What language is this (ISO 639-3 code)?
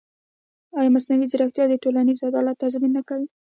pus